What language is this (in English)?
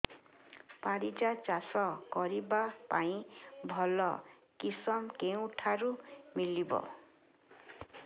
Odia